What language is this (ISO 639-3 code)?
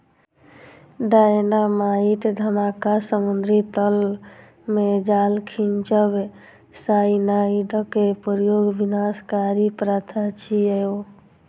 mai